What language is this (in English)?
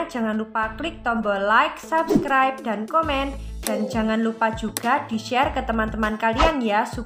Indonesian